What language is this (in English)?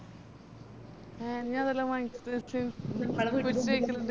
Malayalam